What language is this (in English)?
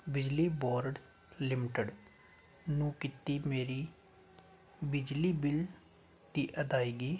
Punjabi